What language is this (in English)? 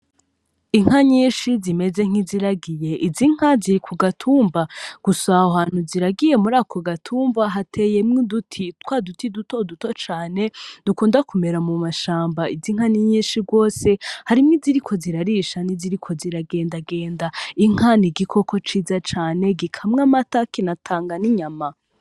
Rundi